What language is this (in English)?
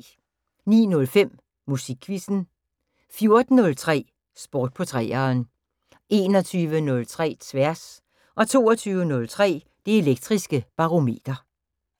Danish